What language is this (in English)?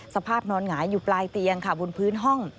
Thai